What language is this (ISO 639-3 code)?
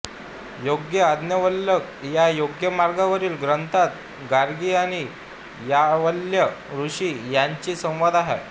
mar